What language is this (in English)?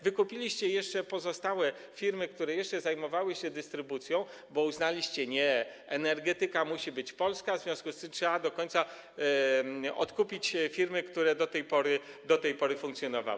Polish